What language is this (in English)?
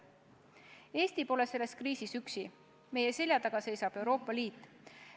Estonian